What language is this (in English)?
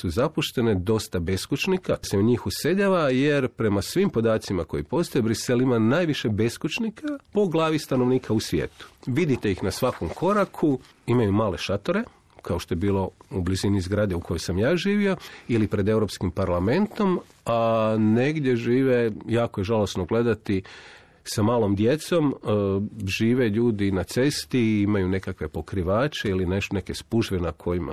Croatian